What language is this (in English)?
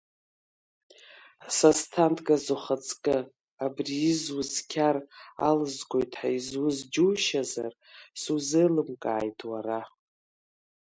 Abkhazian